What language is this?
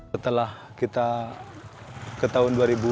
Indonesian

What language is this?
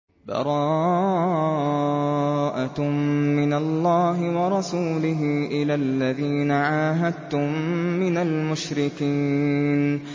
Arabic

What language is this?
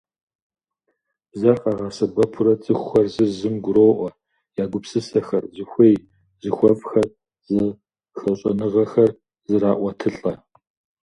Kabardian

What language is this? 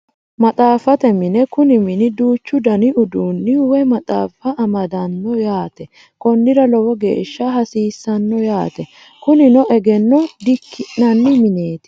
Sidamo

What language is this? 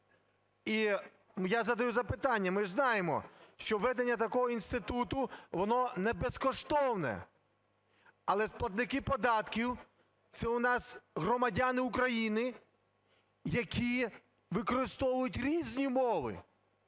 Ukrainian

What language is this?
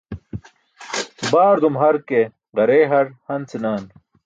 Burushaski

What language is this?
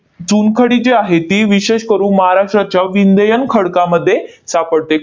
Marathi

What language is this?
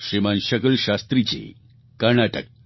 Gujarati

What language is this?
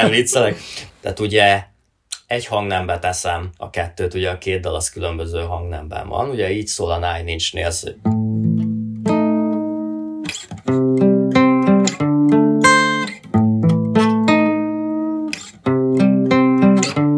Hungarian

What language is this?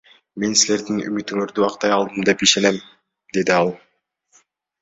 Kyrgyz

